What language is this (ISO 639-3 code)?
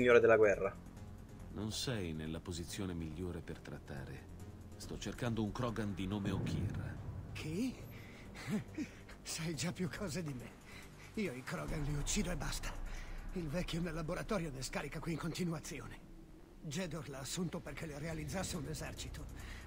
ita